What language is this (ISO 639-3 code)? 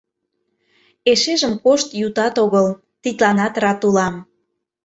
chm